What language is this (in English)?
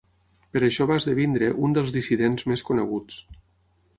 Catalan